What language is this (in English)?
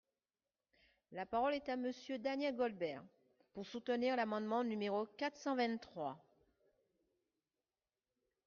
French